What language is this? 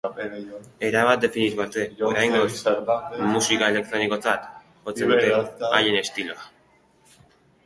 Basque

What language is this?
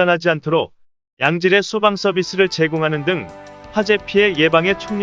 Korean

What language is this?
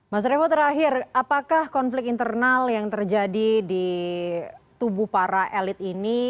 Indonesian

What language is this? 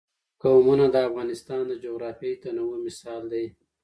Pashto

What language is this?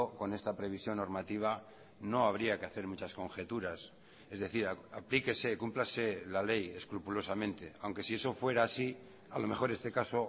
Spanish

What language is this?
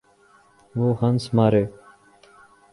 Urdu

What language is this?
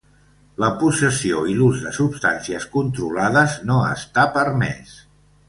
Catalan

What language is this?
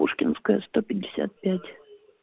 Russian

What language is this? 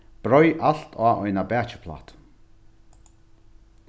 Faroese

